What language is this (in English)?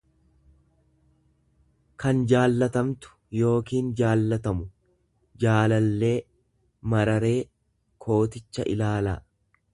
Oromo